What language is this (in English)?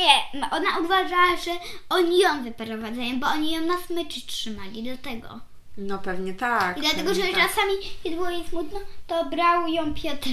Polish